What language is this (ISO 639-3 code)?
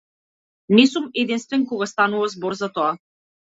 mkd